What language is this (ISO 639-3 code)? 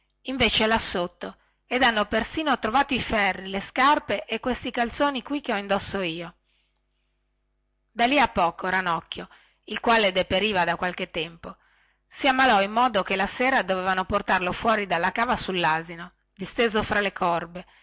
ita